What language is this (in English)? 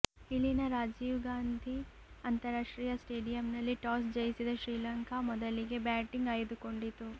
Kannada